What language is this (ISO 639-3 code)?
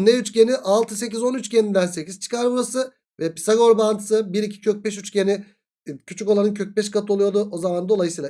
tur